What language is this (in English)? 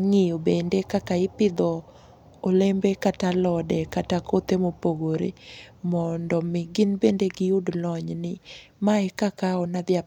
Luo (Kenya and Tanzania)